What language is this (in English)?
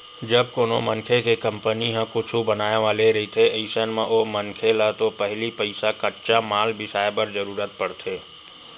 Chhattisgarhi